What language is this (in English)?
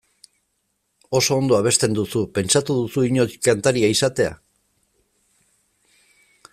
Basque